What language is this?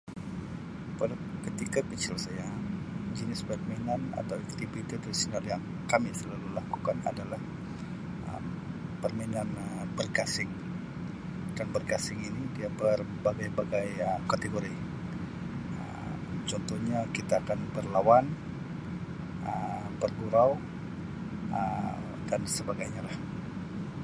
Sabah Malay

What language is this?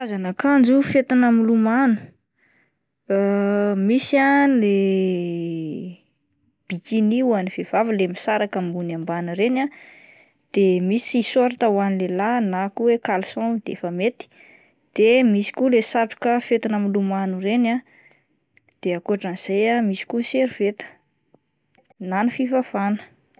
Malagasy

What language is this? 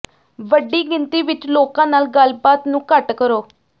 Punjabi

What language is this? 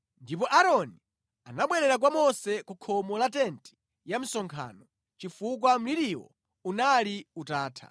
Nyanja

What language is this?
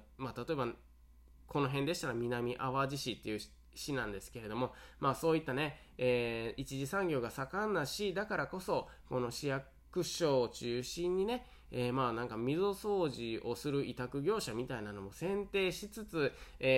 Japanese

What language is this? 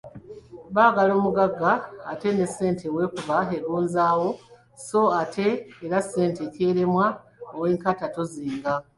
Ganda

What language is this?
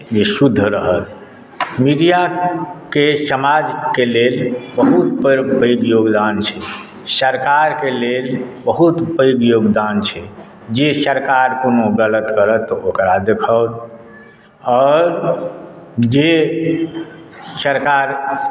Maithili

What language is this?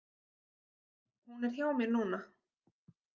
Icelandic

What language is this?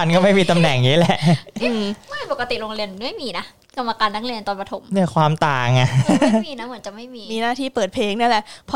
Thai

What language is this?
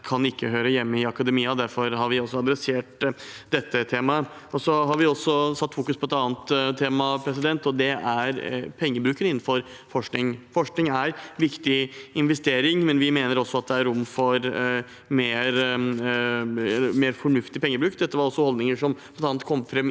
Norwegian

